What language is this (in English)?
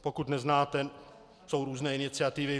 Czech